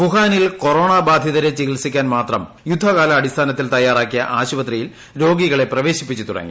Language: Malayalam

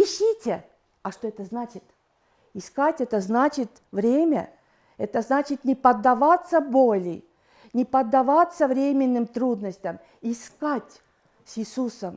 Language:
Russian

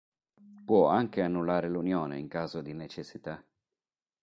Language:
Italian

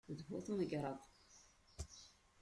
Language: Kabyle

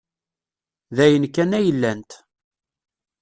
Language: Kabyle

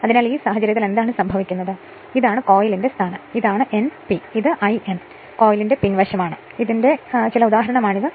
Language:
Malayalam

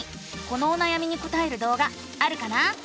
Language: Japanese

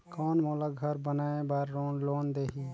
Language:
Chhattisgarhi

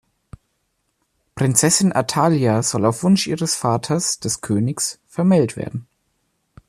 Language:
German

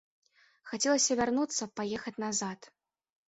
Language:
Belarusian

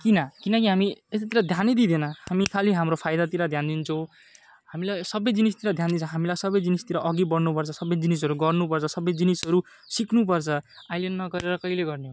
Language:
Nepali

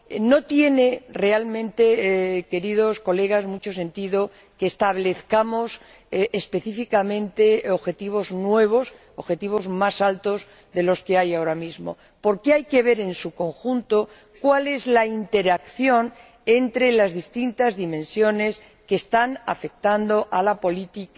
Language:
Spanish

